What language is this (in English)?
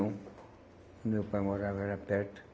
Portuguese